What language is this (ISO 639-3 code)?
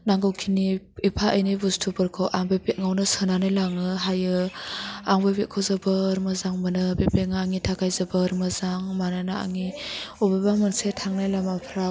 brx